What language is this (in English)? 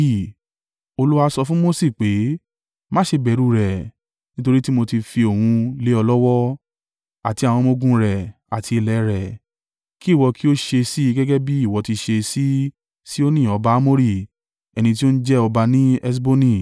Yoruba